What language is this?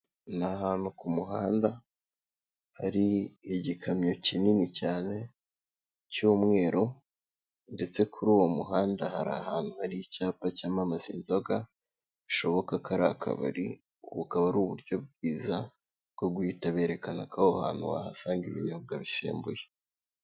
Kinyarwanda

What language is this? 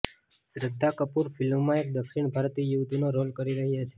Gujarati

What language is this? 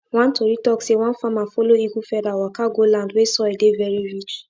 Nigerian Pidgin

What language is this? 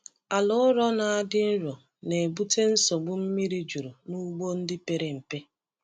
Igbo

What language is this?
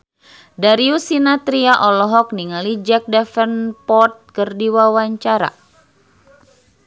Sundanese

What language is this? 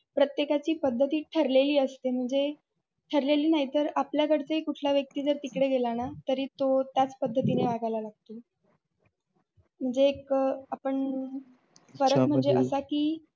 Marathi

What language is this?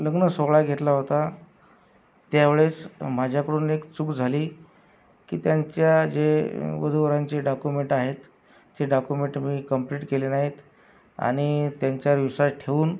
Marathi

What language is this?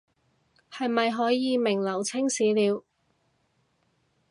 Cantonese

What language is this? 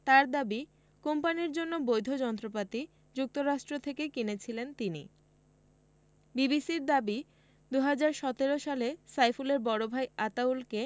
Bangla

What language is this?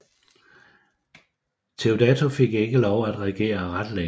Danish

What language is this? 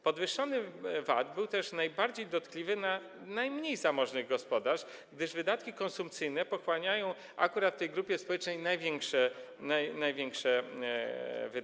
Polish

